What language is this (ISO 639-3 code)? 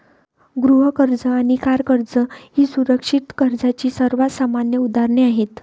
mar